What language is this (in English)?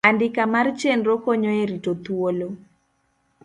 Luo (Kenya and Tanzania)